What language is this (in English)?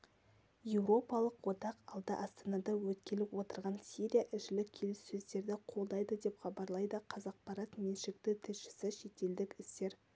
Kazakh